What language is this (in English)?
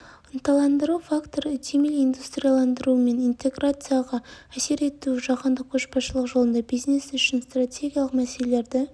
Kazakh